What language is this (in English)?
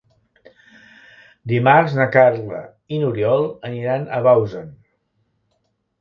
Catalan